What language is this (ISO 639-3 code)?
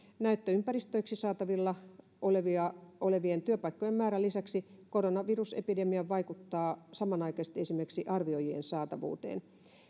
fin